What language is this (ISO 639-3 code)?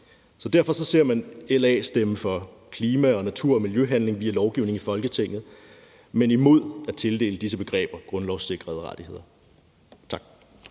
dan